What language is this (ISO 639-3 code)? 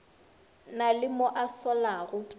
nso